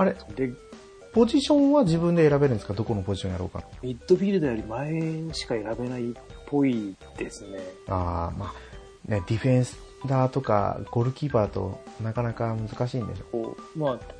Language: Japanese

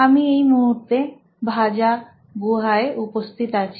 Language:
Bangla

